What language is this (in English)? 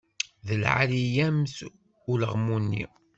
Kabyle